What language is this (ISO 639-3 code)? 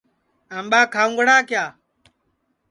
ssi